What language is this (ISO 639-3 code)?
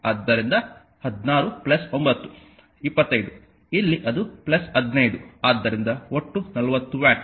kan